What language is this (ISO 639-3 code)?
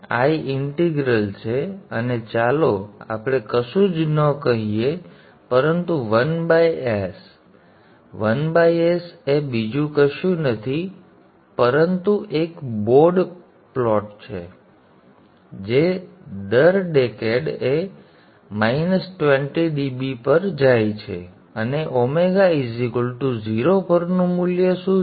guj